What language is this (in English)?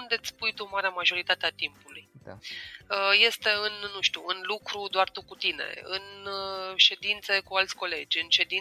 Romanian